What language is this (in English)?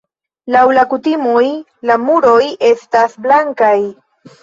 Esperanto